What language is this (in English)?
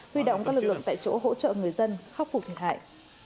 Vietnamese